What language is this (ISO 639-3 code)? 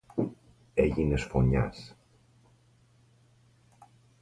ell